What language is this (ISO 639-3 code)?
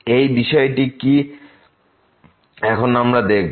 ben